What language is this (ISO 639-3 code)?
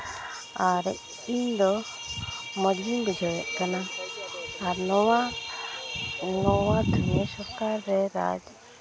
sat